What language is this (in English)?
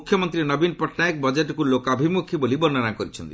Odia